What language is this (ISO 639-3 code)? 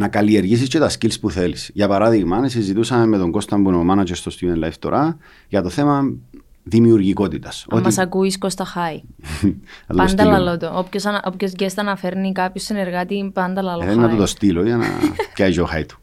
ell